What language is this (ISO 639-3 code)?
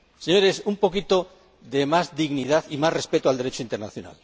spa